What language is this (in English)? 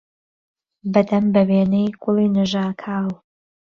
Central Kurdish